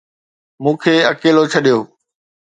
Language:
Sindhi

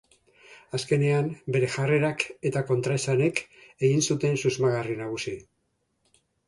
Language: Basque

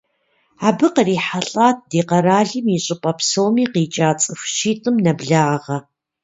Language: Kabardian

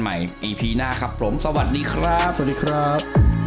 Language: Thai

